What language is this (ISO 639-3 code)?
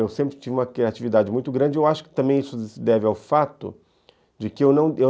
por